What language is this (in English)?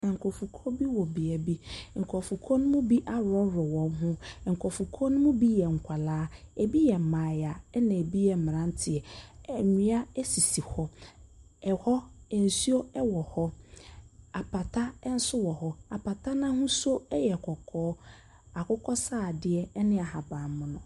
Akan